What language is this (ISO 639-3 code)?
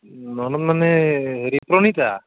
asm